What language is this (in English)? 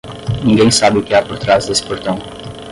Portuguese